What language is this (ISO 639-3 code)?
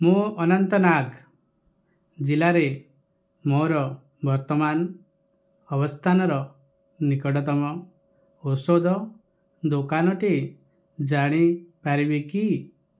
ori